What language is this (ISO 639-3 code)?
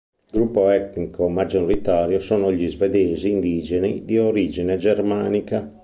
ita